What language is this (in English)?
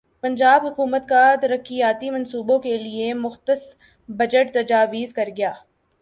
Urdu